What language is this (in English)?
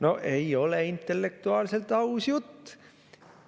Estonian